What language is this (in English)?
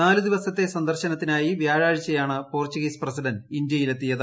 Malayalam